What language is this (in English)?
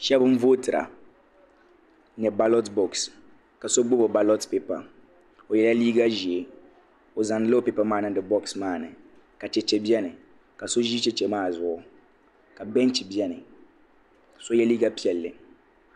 Dagbani